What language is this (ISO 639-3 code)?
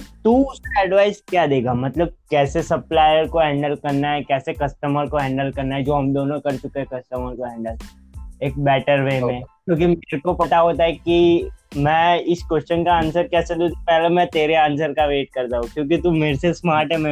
hin